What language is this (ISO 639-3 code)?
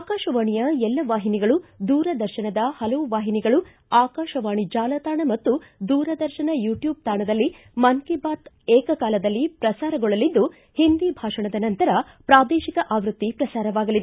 kan